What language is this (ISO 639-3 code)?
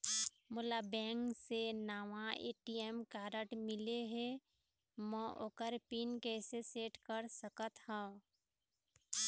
hne